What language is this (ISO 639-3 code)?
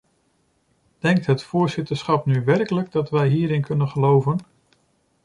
nld